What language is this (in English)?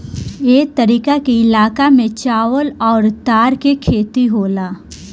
Bhojpuri